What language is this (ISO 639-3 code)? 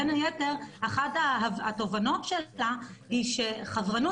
heb